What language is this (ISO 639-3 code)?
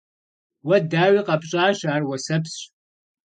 kbd